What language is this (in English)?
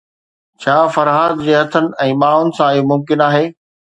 Sindhi